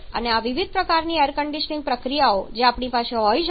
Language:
Gujarati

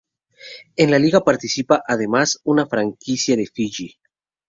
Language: Spanish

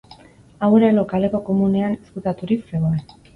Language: Basque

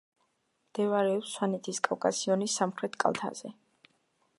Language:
Georgian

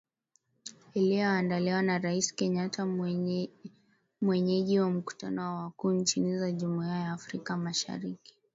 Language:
Swahili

